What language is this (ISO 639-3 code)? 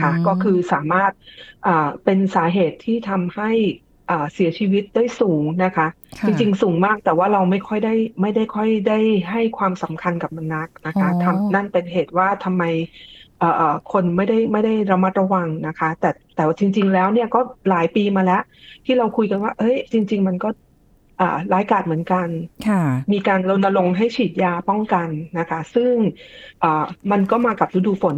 tha